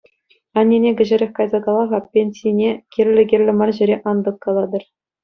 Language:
Chuvash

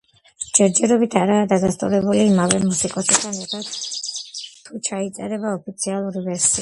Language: Georgian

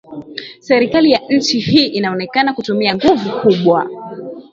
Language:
Swahili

